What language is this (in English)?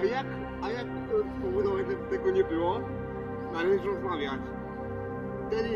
Polish